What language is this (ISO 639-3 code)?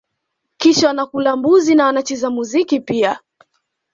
swa